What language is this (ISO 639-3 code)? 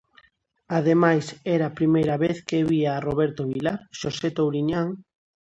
glg